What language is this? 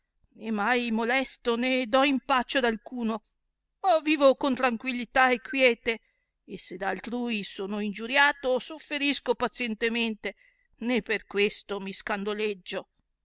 Italian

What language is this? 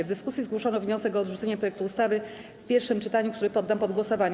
Polish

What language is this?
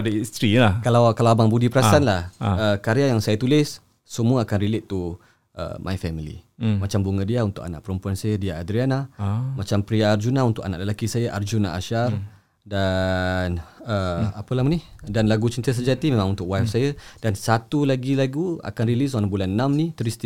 Malay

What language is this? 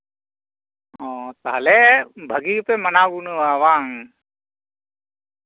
Santali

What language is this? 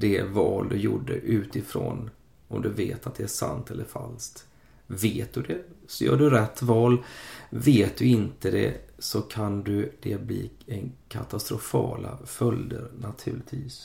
Swedish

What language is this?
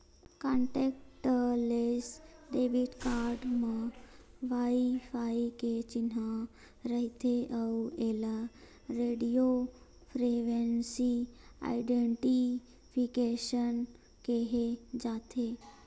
Chhattisgarhi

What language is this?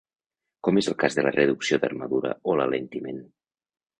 Catalan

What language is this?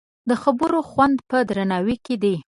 Pashto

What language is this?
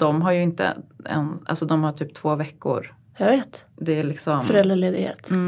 Swedish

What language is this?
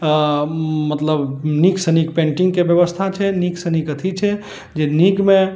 Maithili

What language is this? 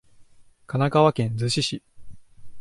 Japanese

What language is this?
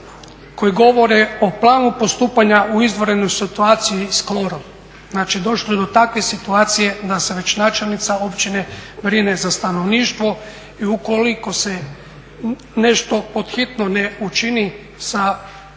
Croatian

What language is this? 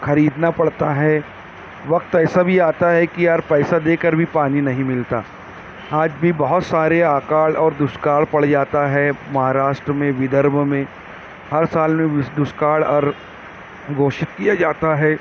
Urdu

